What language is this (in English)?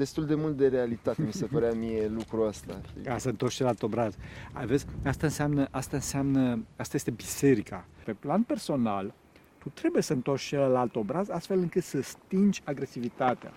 Romanian